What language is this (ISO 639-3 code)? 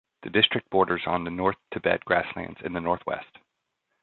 eng